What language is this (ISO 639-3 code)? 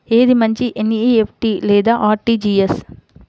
tel